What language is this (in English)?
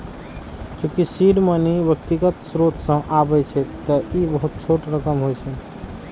Maithili